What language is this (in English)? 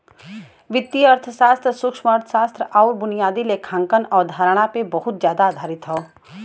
Bhojpuri